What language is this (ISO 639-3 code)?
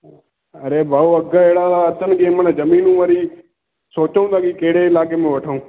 snd